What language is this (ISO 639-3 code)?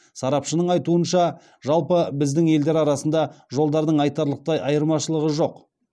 kaz